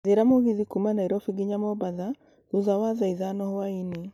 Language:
Kikuyu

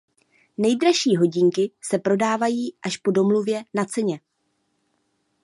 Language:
Czech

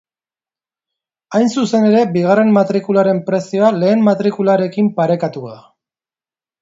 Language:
Basque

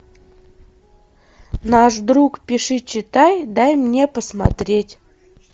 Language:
Russian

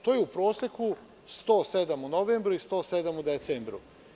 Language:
Serbian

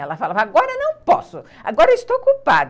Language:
Portuguese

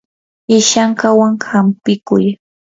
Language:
Yanahuanca Pasco Quechua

